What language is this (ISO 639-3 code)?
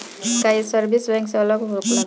bho